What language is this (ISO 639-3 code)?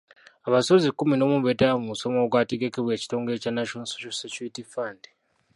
lug